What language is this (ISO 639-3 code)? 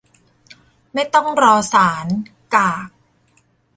tha